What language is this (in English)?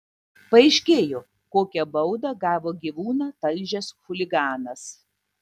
Lithuanian